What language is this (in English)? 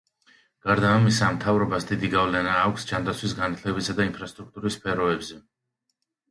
Georgian